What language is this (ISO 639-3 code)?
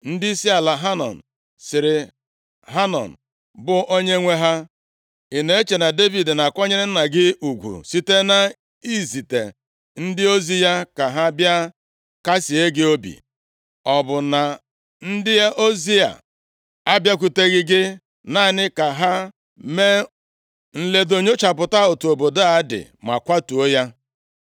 ibo